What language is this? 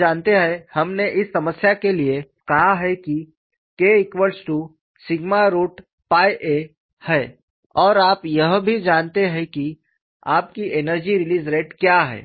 Hindi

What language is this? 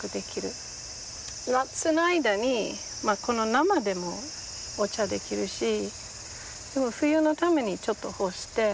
Japanese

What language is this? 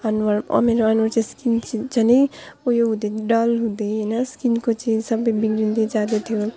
Nepali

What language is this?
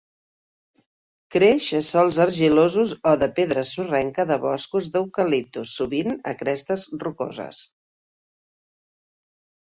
Catalan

